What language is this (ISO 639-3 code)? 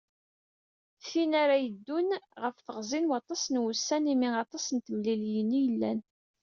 kab